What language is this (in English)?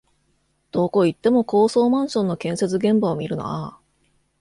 Japanese